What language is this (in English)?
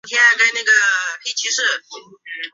Chinese